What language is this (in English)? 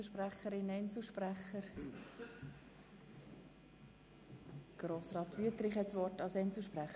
Swiss German